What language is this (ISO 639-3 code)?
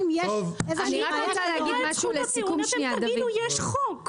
heb